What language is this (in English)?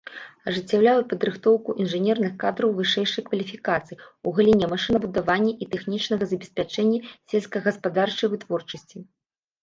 Belarusian